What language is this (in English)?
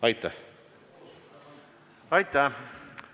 Estonian